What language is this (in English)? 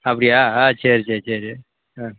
Tamil